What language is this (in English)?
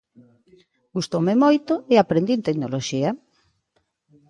Galician